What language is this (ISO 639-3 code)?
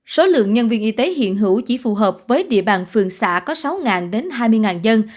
vie